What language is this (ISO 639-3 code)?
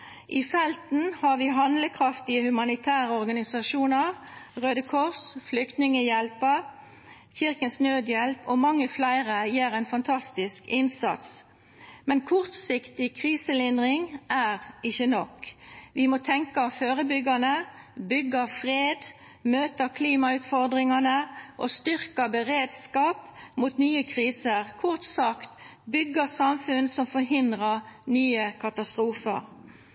nob